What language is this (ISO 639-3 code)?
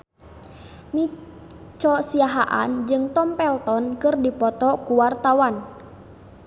sun